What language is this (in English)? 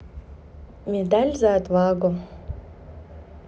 Russian